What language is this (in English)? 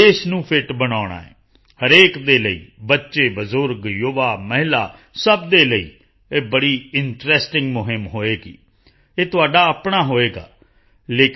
Punjabi